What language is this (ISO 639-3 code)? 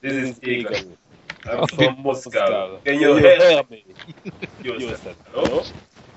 nld